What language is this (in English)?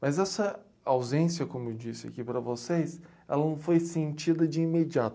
Portuguese